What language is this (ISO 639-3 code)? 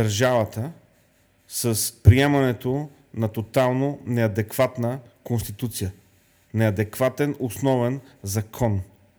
bul